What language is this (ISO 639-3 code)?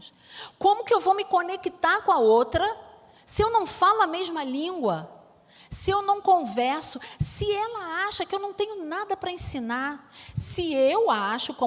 por